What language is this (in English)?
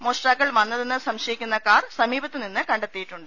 Malayalam